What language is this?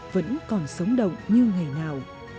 Vietnamese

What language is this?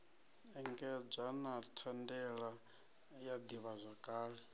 Venda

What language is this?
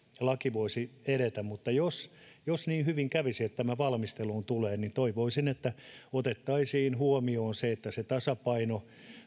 Finnish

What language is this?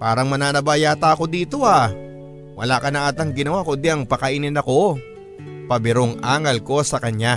Filipino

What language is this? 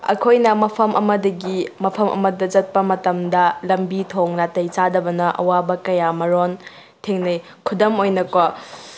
Manipuri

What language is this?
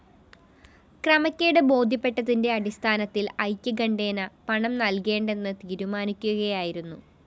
Malayalam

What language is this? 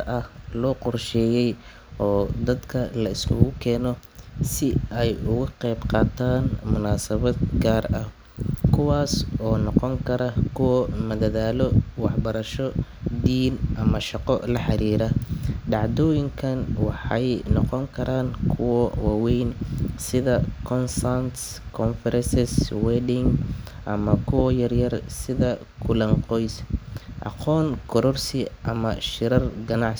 Somali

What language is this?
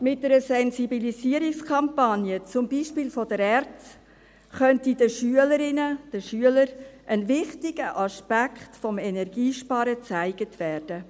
Swiss German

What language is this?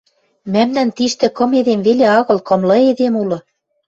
Western Mari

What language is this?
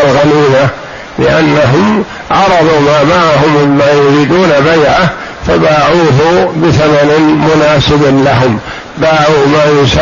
Arabic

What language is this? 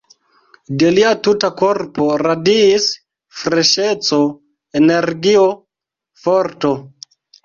Esperanto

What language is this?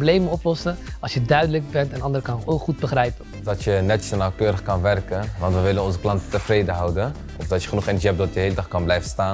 Dutch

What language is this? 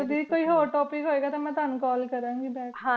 Punjabi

